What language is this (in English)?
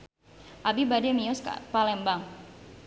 Sundanese